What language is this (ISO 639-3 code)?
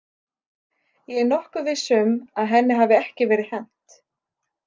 isl